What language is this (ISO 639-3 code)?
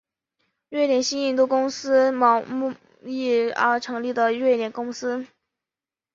zho